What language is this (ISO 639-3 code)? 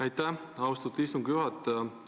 est